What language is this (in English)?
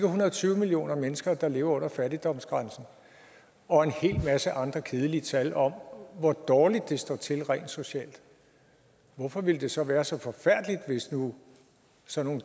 Danish